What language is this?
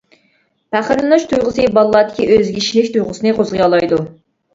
Uyghur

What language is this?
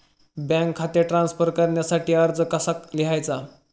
Marathi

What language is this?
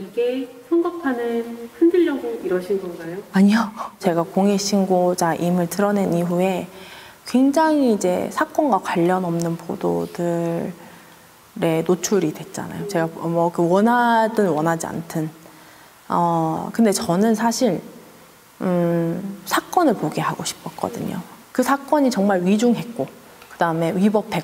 Korean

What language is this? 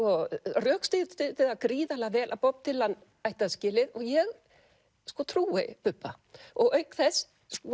Icelandic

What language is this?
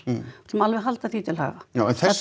Icelandic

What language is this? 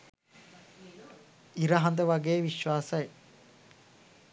Sinhala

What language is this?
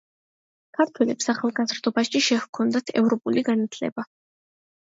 Georgian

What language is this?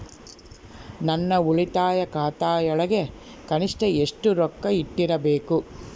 Kannada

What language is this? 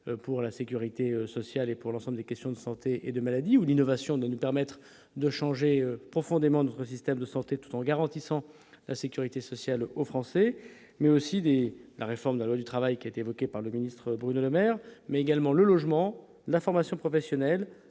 French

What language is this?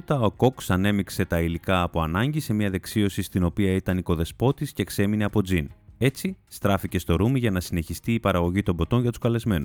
Greek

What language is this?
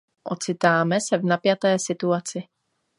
Czech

